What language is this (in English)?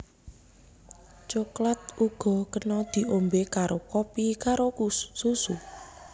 Javanese